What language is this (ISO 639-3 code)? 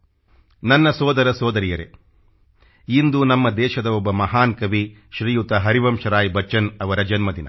kan